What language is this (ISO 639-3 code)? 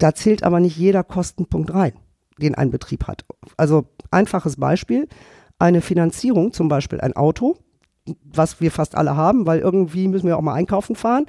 deu